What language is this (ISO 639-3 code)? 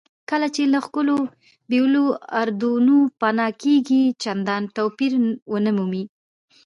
pus